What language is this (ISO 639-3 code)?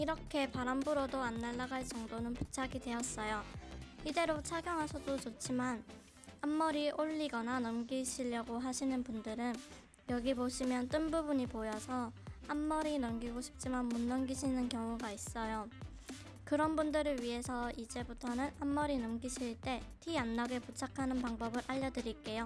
kor